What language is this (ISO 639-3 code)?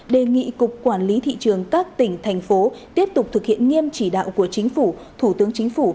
vie